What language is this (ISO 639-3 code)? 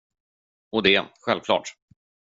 swe